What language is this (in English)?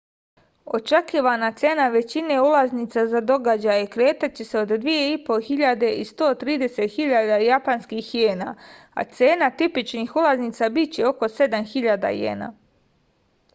Serbian